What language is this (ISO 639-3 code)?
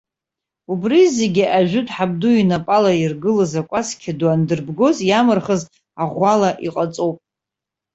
abk